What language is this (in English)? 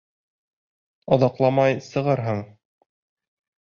Bashkir